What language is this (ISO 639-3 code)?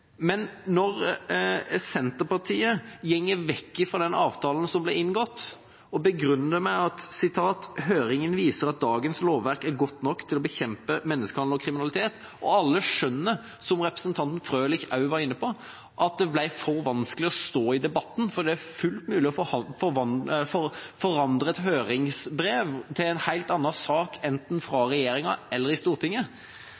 nob